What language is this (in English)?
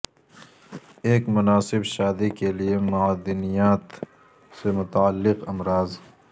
Urdu